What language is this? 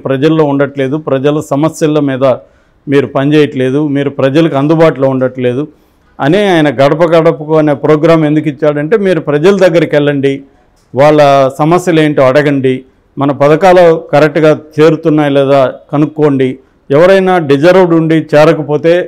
Telugu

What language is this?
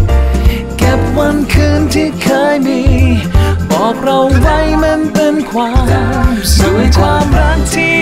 Thai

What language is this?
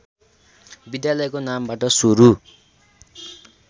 Nepali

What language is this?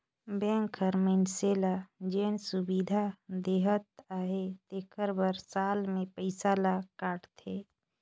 Chhattisgarhi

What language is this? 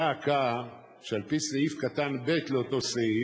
Hebrew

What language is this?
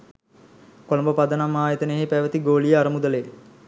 Sinhala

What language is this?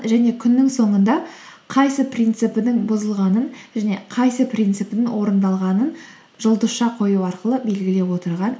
Kazakh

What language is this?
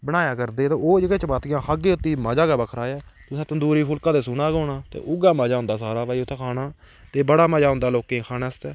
Dogri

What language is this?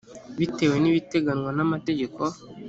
Kinyarwanda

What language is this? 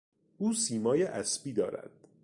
Persian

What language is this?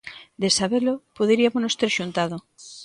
Galician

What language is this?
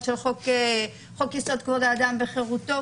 Hebrew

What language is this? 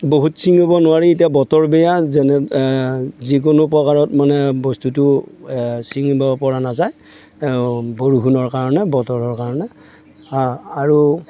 Assamese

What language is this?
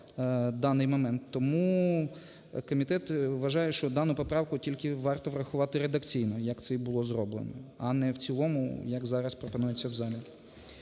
Ukrainian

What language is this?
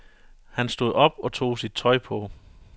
Danish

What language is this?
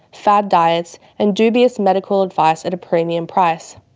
English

